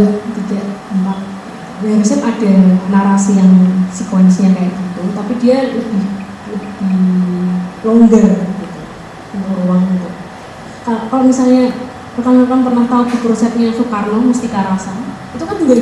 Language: Indonesian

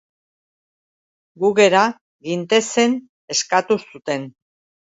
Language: Basque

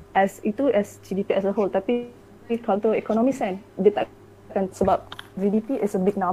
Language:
Malay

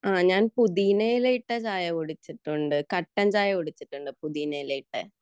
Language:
Malayalam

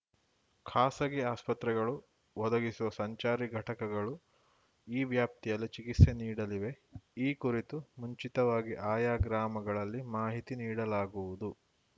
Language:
Kannada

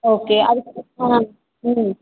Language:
Tamil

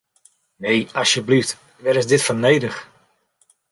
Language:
Western Frisian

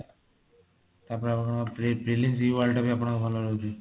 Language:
Odia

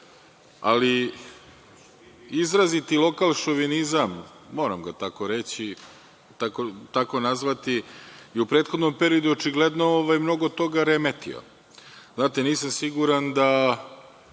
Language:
Serbian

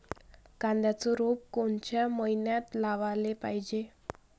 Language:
Marathi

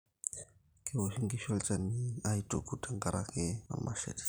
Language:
Masai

